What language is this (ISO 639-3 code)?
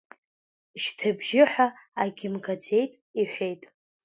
abk